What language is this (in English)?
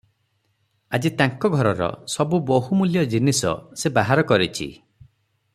Odia